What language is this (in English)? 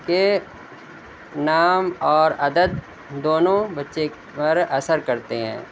Urdu